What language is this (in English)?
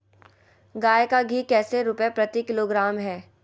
Magahi